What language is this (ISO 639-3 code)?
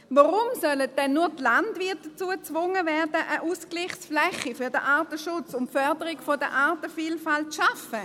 gsw